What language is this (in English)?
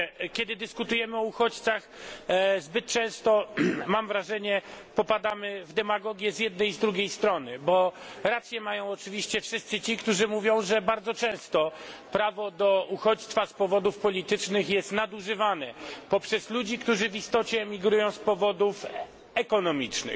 Polish